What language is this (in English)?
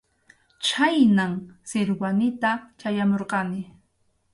Arequipa-La Unión Quechua